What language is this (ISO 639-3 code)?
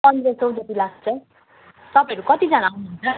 nep